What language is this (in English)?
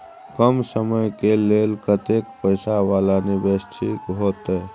Maithili